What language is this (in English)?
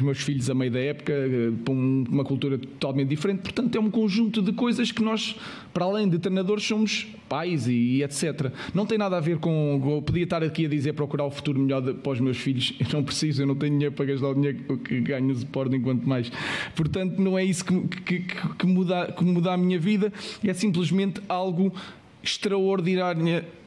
Portuguese